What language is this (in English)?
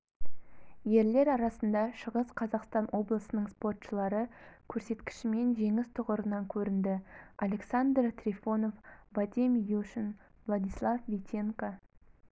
Kazakh